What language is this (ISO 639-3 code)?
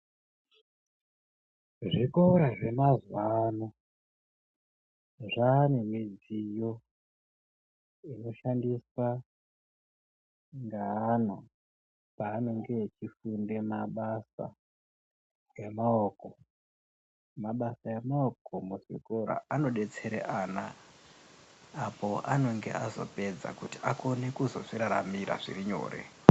ndc